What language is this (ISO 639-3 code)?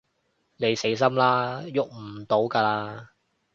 yue